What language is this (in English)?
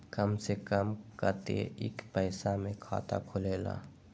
Magahi